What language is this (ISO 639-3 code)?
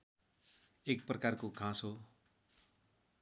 nep